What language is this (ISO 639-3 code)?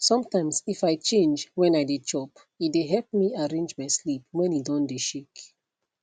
pcm